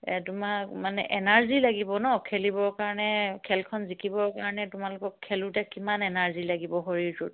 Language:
Assamese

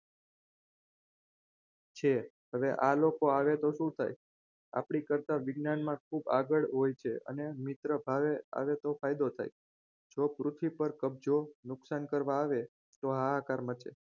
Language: Gujarati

